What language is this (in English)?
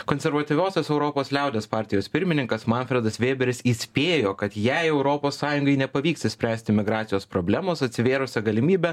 Lithuanian